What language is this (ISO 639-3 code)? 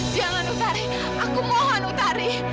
ind